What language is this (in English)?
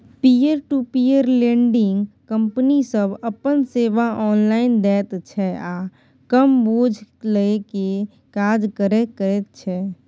Maithili